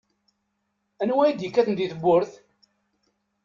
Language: Kabyle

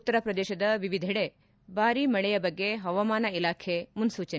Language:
Kannada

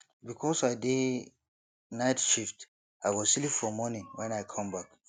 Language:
Nigerian Pidgin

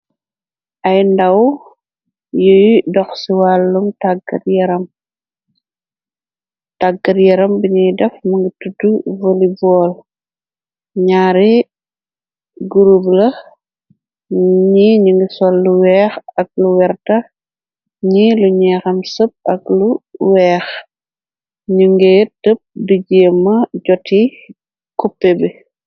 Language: Wolof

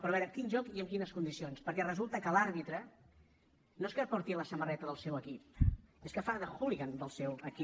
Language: Catalan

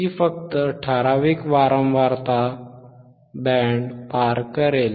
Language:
Marathi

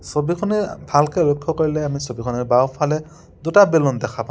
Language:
Assamese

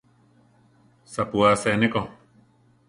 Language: Central Tarahumara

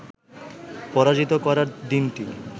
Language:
Bangla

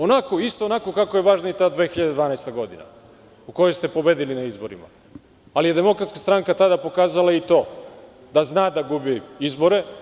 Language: Serbian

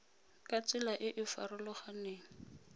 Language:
Tswana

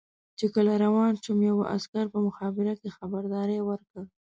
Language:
Pashto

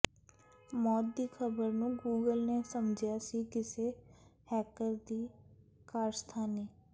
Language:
Punjabi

